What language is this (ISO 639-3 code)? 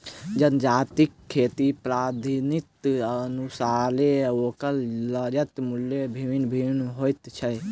mai